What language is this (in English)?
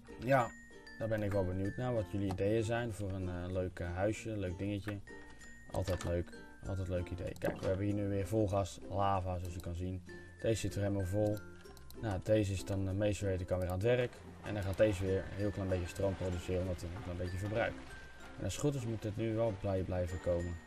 Dutch